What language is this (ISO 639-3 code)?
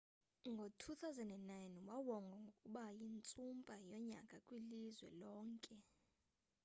xho